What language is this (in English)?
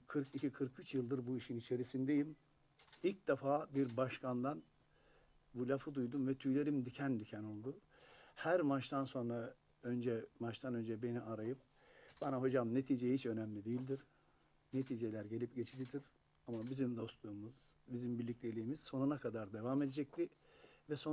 Turkish